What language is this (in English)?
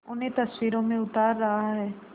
Hindi